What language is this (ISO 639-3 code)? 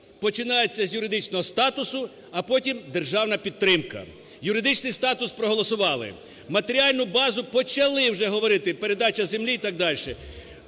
ukr